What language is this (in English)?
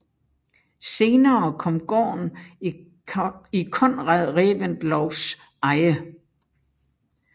Danish